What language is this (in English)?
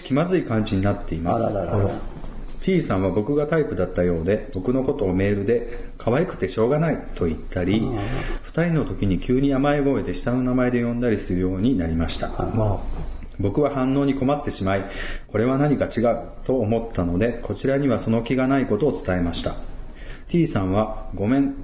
Japanese